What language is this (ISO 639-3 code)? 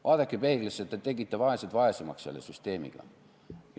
est